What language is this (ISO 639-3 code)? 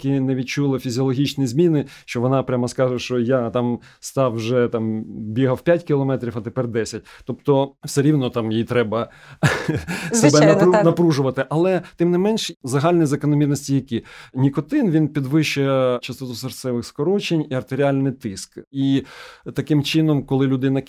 ukr